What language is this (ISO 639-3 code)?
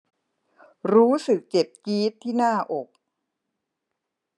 tha